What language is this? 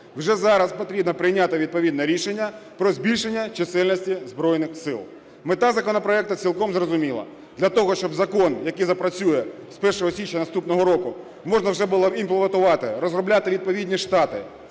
Ukrainian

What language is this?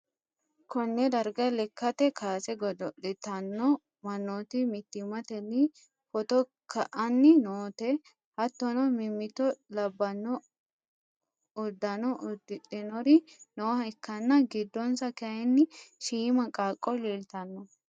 Sidamo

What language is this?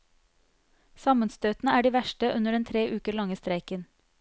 Norwegian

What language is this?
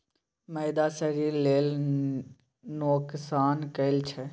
Maithili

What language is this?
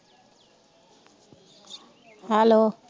Punjabi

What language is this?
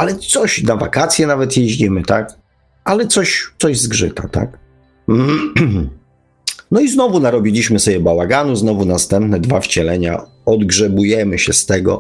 Polish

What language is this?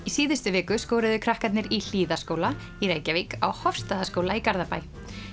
Icelandic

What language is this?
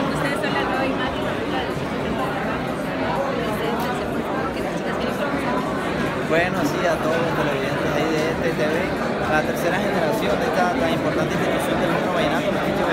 Spanish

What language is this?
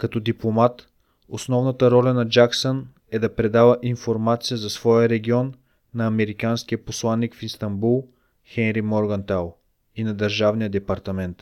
Bulgarian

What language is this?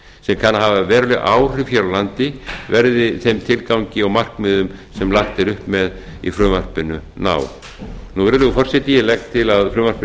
Icelandic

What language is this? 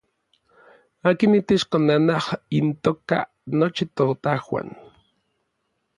Orizaba Nahuatl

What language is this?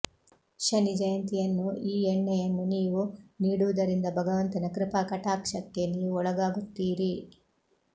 Kannada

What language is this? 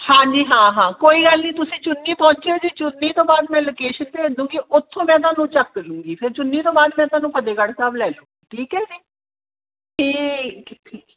Punjabi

